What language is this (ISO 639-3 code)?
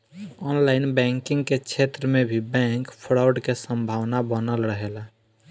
bho